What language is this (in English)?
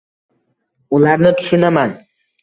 Uzbek